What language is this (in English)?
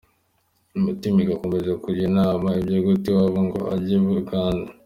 Kinyarwanda